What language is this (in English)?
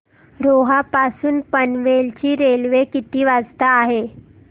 Marathi